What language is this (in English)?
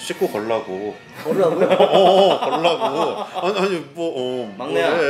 Korean